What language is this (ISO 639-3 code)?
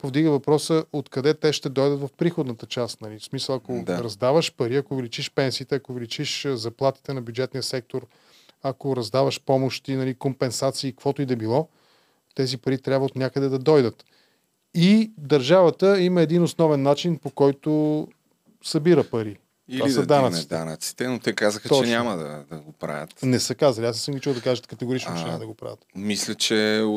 bul